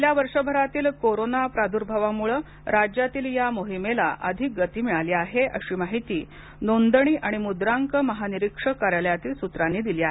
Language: Marathi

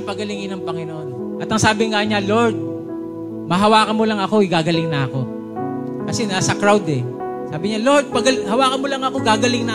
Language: Filipino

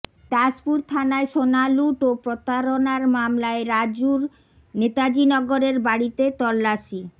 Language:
Bangla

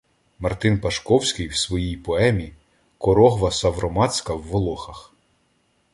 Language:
Ukrainian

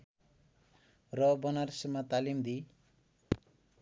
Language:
Nepali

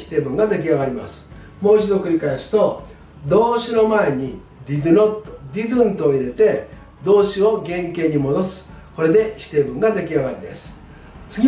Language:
Japanese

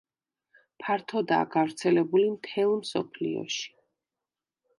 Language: Georgian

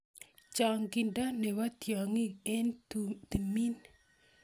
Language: Kalenjin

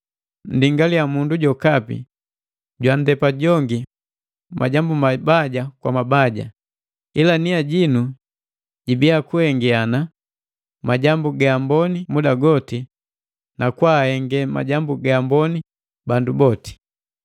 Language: Matengo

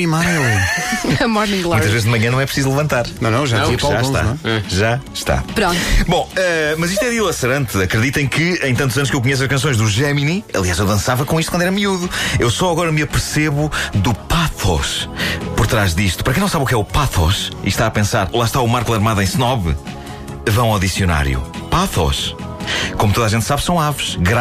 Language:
Portuguese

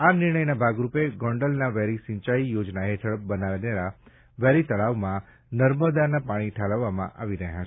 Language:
Gujarati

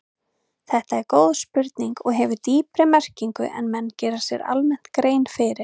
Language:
Icelandic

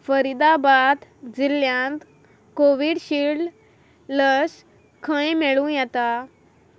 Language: Konkani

